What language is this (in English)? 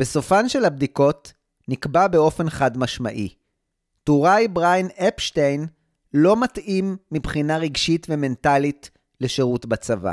Hebrew